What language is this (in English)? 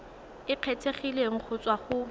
Tswana